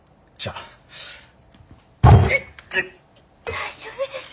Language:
Japanese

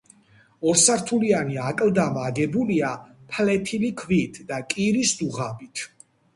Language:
Georgian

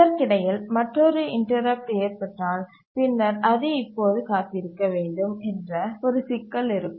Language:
Tamil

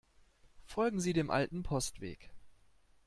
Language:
German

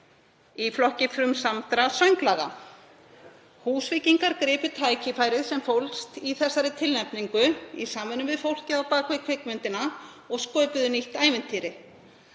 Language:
Icelandic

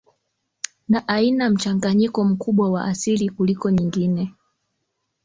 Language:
Swahili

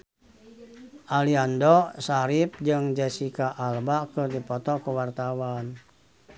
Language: Sundanese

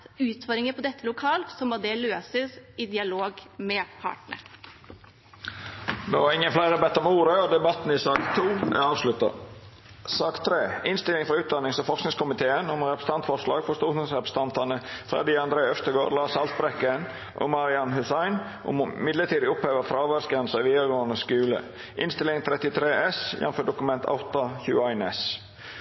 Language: Norwegian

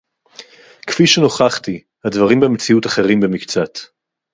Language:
Hebrew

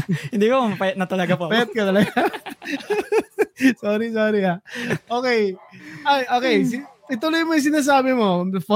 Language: Filipino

